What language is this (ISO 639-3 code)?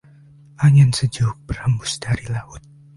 ind